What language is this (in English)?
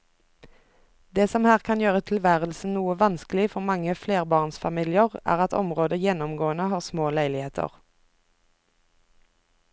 Norwegian